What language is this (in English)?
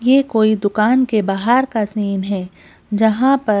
Hindi